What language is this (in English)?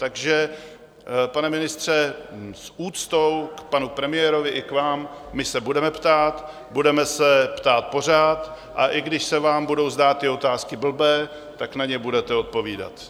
Czech